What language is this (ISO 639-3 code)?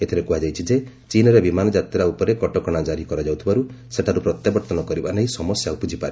ori